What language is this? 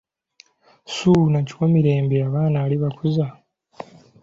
Ganda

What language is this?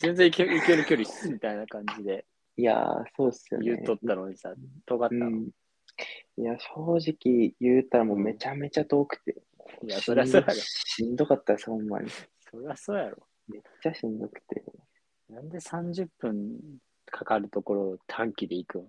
Japanese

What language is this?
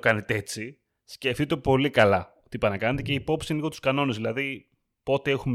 Greek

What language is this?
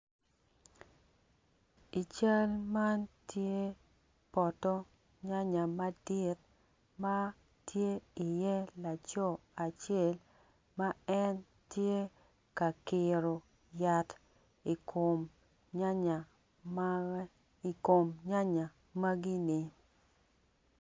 Acoli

